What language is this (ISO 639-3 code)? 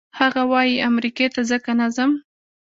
pus